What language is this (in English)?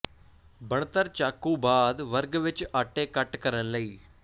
Punjabi